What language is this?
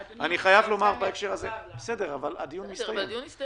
Hebrew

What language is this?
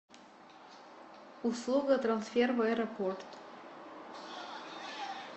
Russian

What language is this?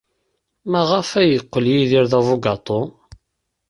Kabyle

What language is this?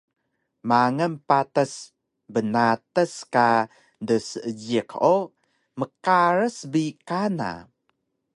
Taroko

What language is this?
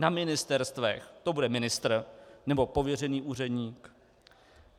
Czech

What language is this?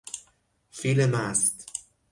Persian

